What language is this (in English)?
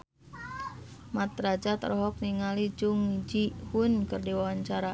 Sundanese